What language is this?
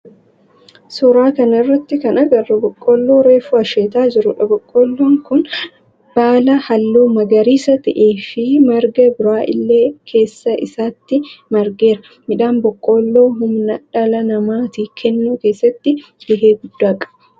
Oromo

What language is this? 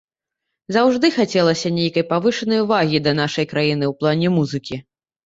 Belarusian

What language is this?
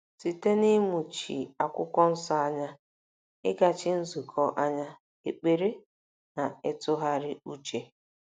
Igbo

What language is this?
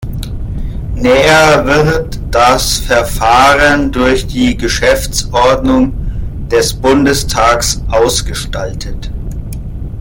German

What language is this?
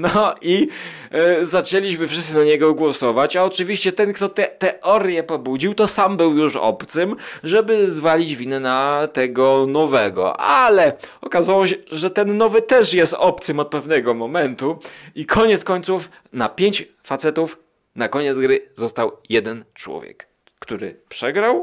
Polish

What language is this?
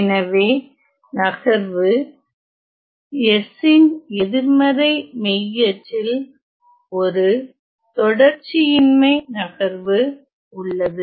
Tamil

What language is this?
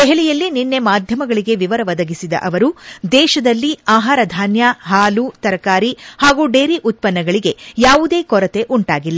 Kannada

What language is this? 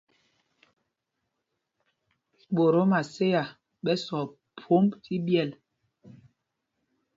Mpumpong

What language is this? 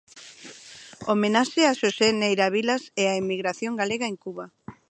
Galician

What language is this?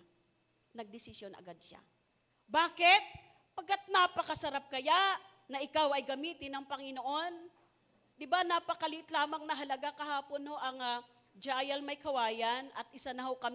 Filipino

